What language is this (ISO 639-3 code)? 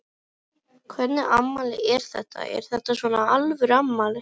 isl